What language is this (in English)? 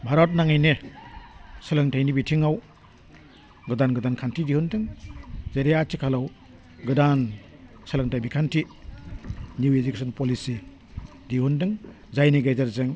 Bodo